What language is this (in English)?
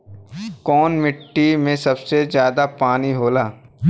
Bhojpuri